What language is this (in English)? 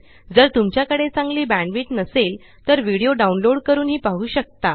Marathi